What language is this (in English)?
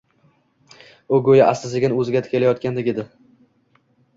Uzbek